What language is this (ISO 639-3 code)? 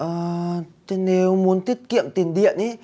vie